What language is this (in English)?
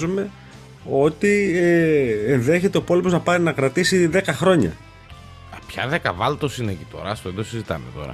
Greek